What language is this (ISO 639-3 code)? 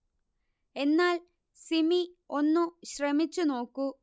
mal